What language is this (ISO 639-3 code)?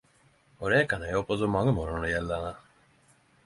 nno